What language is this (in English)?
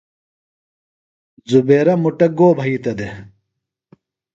Phalura